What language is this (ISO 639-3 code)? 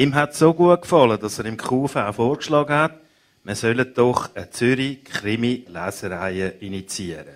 deu